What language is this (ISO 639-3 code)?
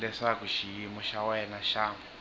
tso